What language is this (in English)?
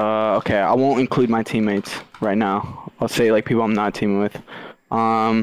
English